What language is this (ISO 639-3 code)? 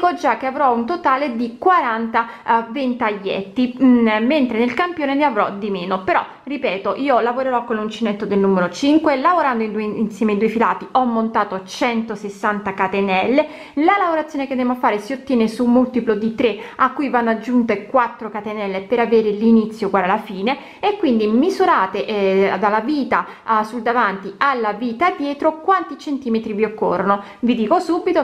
ita